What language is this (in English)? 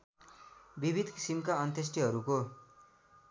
Nepali